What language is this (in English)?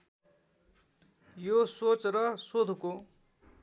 Nepali